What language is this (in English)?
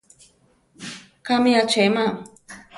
Central Tarahumara